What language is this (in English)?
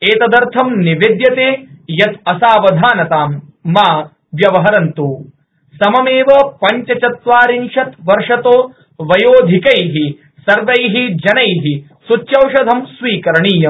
Sanskrit